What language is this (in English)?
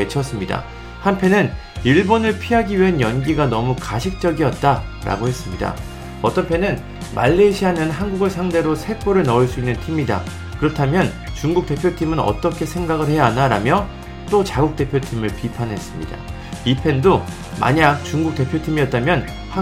Korean